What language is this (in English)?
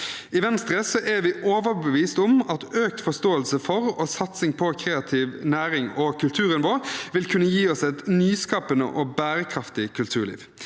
Norwegian